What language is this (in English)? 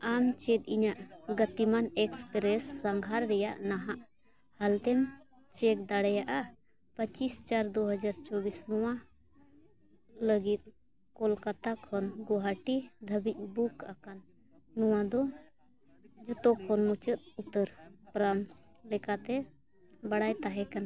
Santali